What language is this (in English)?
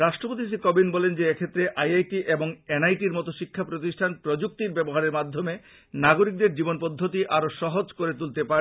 Bangla